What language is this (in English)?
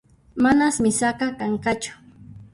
Puno Quechua